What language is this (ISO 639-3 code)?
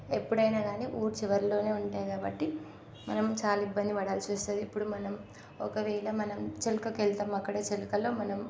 tel